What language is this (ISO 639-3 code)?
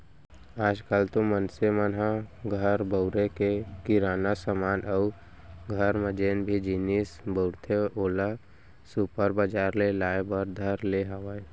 hne